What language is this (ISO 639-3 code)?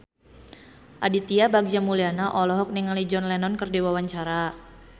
sun